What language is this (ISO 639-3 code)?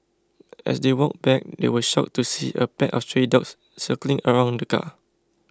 eng